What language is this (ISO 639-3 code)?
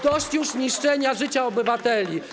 pol